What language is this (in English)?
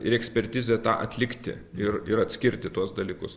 Lithuanian